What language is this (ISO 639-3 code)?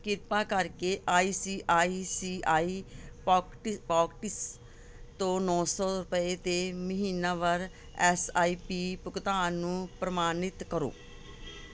pan